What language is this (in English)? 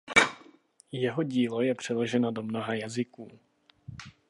Czech